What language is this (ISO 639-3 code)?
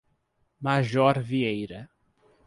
por